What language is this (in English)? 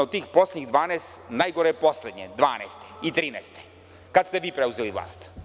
Serbian